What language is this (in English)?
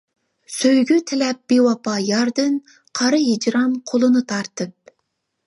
Uyghur